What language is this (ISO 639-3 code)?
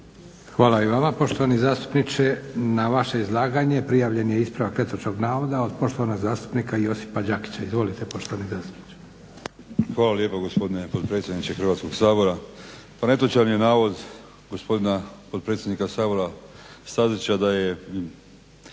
hrv